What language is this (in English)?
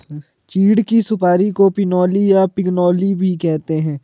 Hindi